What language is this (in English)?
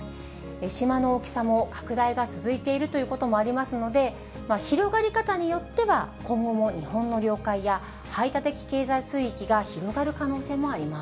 Japanese